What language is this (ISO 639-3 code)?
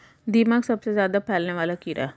hin